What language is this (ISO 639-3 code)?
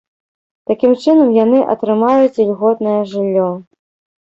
bel